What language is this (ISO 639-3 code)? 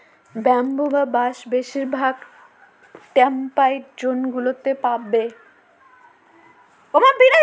ben